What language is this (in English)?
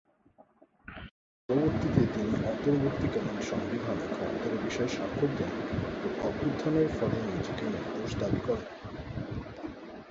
Bangla